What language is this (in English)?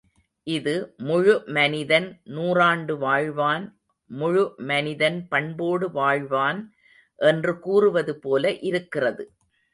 Tamil